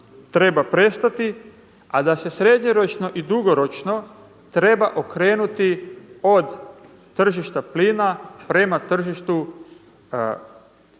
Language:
Croatian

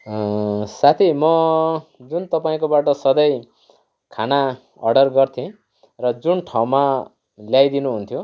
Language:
Nepali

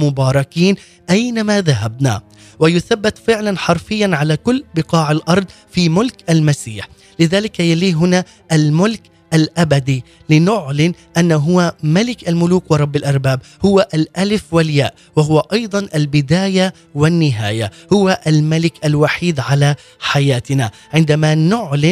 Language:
Arabic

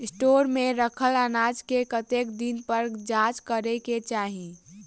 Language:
Maithili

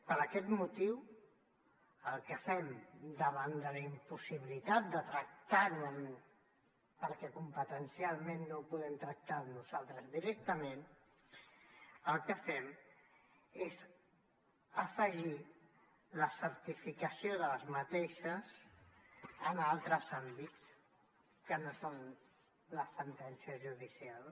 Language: Catalan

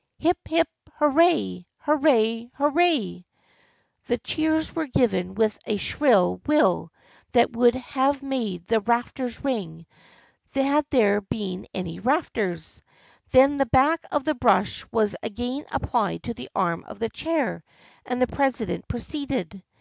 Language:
English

